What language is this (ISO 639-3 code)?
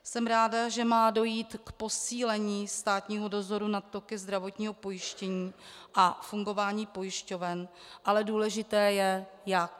ces